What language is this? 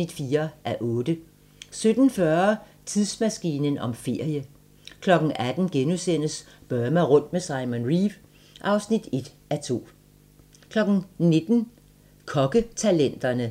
Danish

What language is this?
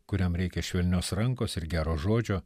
Lithuanian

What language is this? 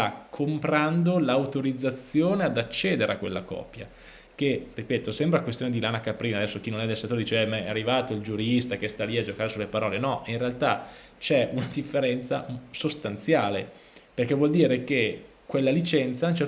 Italian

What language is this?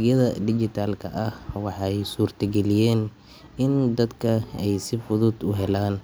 Somali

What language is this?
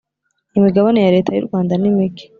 Kinyarwanda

